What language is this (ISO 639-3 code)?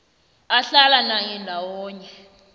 nbl